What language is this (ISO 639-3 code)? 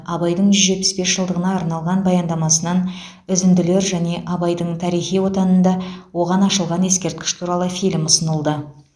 kaz